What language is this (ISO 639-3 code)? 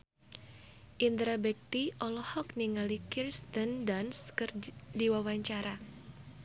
sun